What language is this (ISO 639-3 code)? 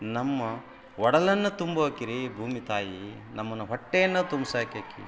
kan